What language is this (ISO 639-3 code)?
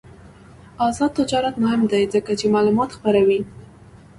pus